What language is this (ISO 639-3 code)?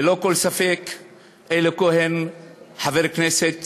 heb